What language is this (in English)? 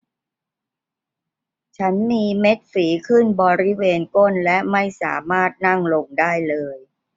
Thai